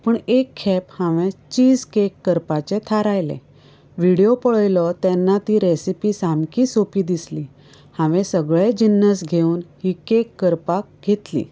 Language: Konkani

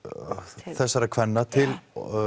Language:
Icelandic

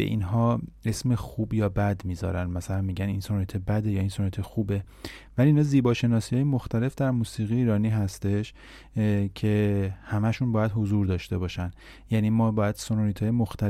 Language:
Persian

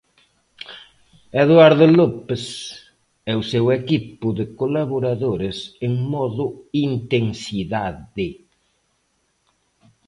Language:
Galician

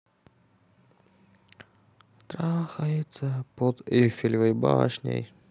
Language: Russian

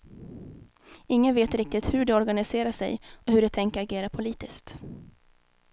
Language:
Swedish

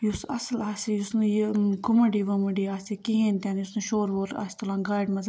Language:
Kashmiri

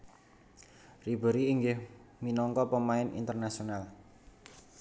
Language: Javanese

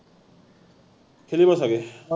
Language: Assamese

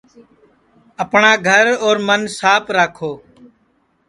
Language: Sansi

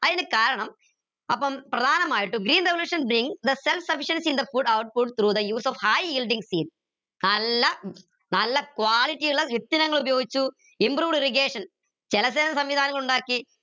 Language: Malayalam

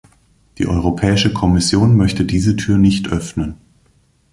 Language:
German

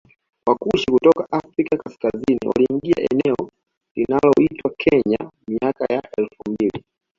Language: Swahili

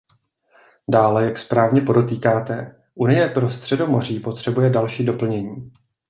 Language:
Czech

